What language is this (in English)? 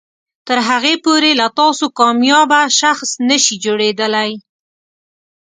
Pashto